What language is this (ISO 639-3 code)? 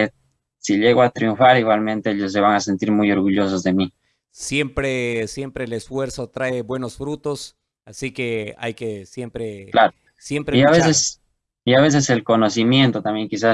spa